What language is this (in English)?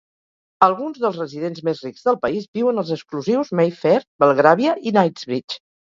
Catalan